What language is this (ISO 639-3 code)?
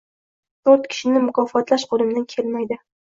uzb